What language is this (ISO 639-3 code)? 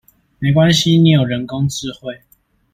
zho